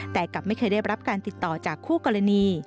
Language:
Thai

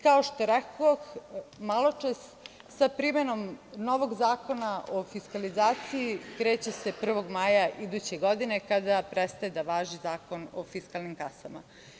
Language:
Serbian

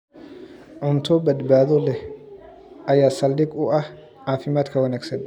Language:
Somali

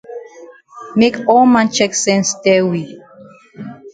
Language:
Cameroon Pidgin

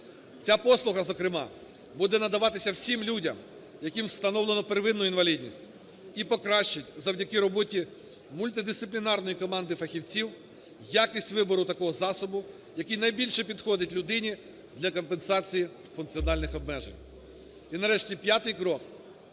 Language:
Ukrainian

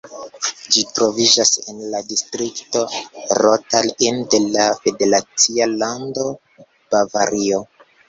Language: Esperanto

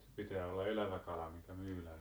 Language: Finnish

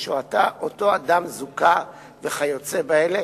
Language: Hebrew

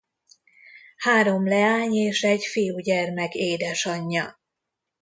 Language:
Hungarian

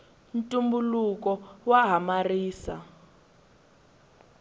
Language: Tsonga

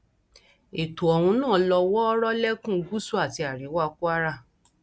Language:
Yoruba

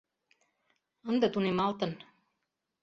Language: Mari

